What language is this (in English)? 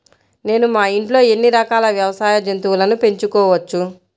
Telugu